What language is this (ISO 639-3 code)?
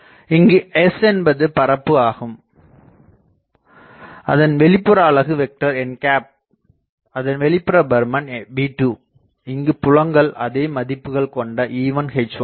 tam